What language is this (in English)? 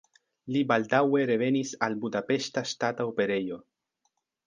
Esperanto